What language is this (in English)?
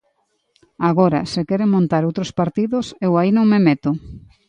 Galician